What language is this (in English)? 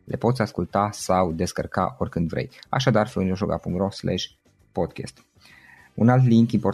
Romanian